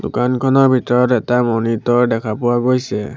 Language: Assamese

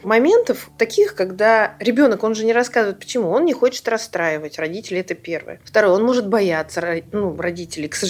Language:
Russian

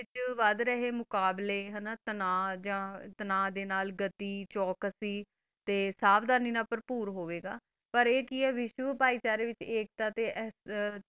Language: Punjabi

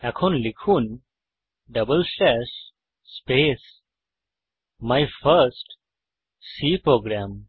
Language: Bangla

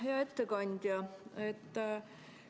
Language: Estonian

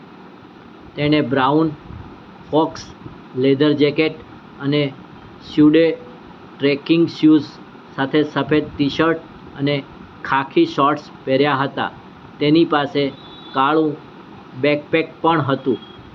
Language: Gujarati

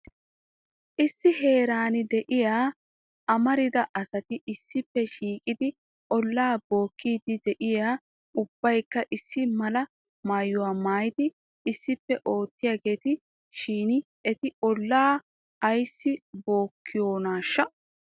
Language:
Wolaytta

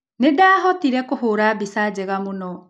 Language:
Kikuyu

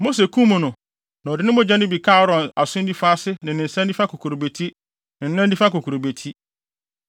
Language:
Akan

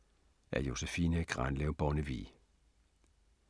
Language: Danish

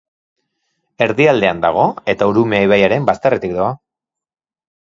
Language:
Basque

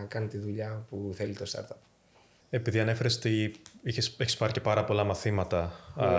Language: Greek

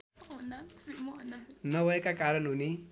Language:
Nepali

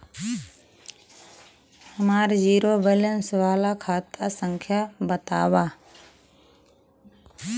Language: Bhojpuri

